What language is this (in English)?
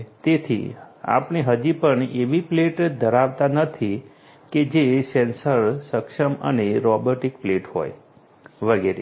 Gujarati